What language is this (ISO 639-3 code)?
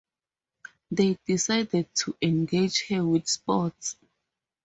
eng